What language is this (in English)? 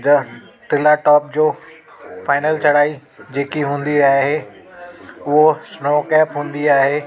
Sindhi